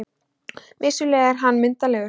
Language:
Icelandic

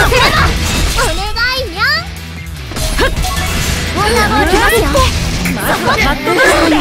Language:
Japanese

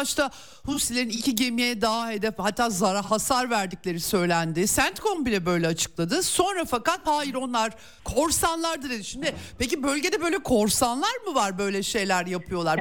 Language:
Turkish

